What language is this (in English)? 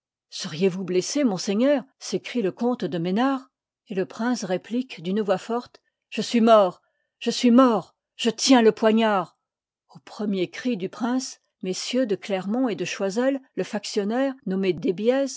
French